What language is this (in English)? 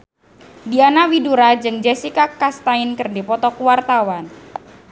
Sundanese